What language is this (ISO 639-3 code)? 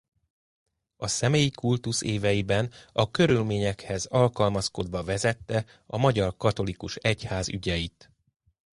hun